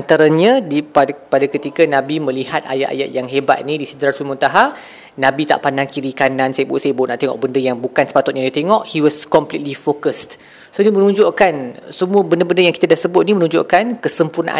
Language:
Malay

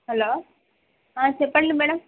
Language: Telugu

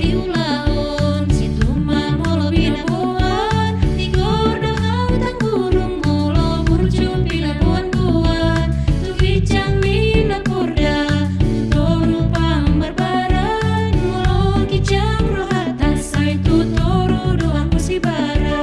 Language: Indonesian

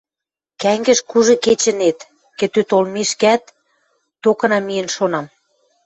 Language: Western Mari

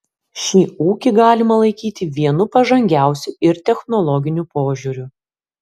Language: Lithuanian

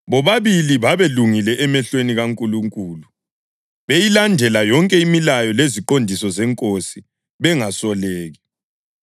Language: North Ndebele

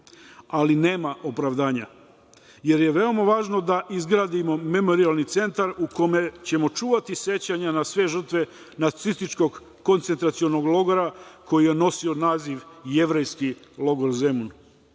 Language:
Serbian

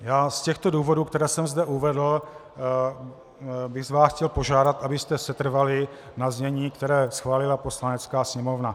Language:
Czech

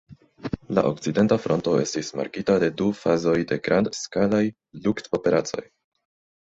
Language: Esperanto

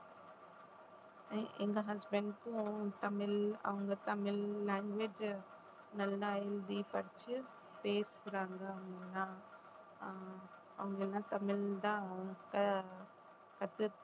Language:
Tamil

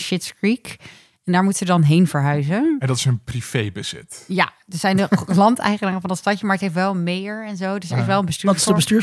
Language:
Dutch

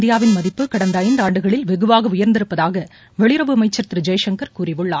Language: Tamil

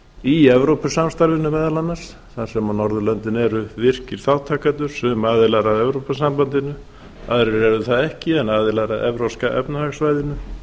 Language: Icelandic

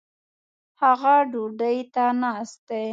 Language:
Pashto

